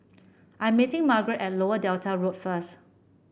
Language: English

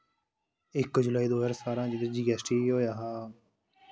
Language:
Dogri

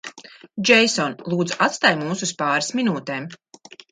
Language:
Latvian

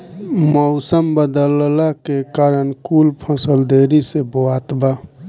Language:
Bhojpuri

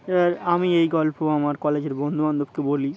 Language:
Bangla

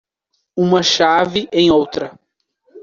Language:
Portuguese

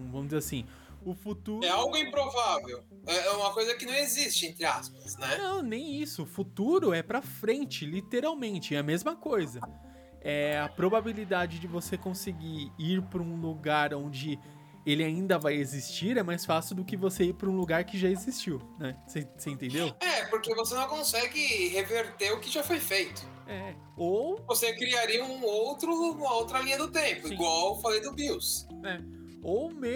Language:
Portuguese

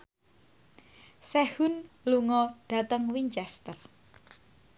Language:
Javanese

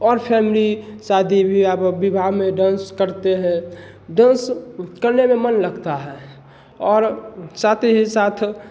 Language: Hindi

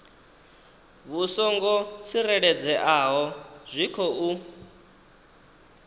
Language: Venda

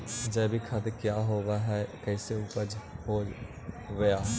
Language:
Magahi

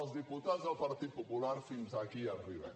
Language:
Catalan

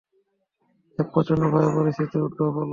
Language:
Bangla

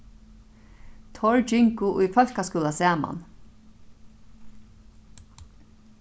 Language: Faroese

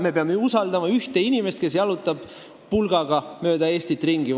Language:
Estonian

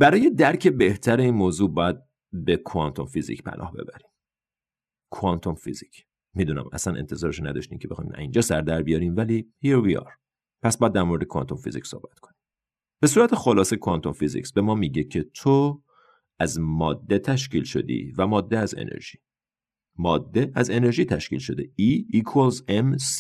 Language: Persian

